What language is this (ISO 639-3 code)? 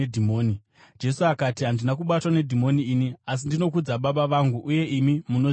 sna